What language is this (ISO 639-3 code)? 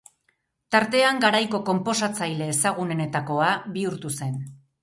eus